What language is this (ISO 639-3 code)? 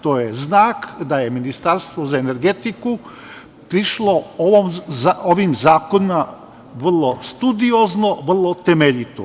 srp